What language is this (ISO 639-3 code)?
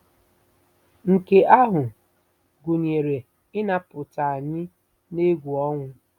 ibo